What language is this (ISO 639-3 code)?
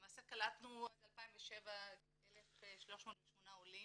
heb